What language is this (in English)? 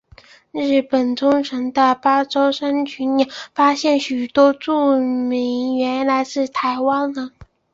Chinese